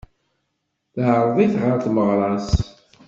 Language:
Kabyle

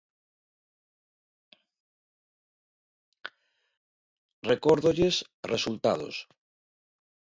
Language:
Galician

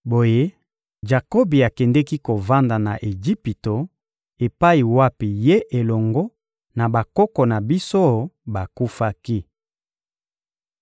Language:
Lingala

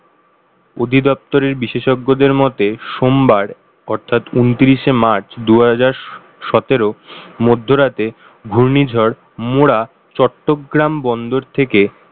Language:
Bangla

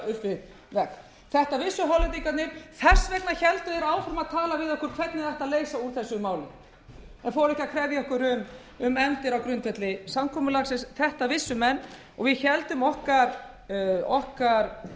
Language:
Icelandic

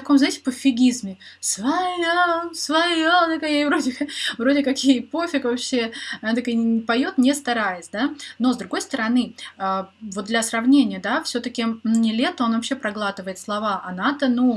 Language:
Russian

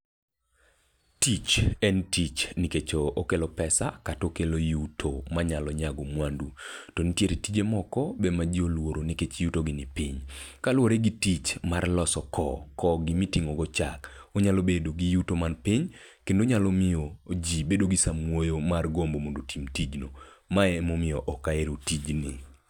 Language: Luo (Kenya and Tanzania)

